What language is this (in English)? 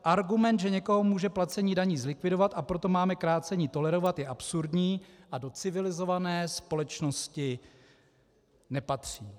Czech